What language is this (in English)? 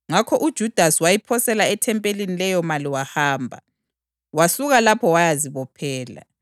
North Ndebele